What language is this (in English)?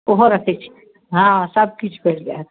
Maithili